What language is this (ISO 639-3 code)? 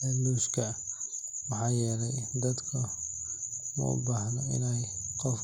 som